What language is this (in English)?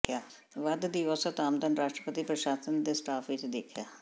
Punjabi